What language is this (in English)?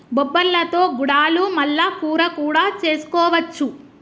Telugu